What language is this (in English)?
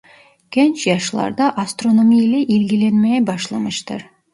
Turkish